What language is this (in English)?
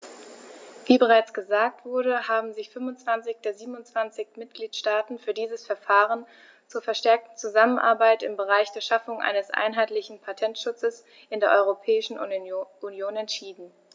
German